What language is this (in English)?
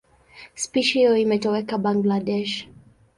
Swahili